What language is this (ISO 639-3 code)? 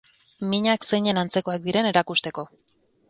eus